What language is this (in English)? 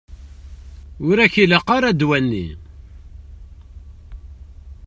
Kabyle